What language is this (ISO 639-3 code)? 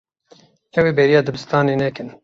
kur